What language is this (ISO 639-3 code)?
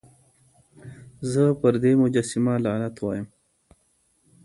pus